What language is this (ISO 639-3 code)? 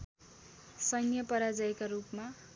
nep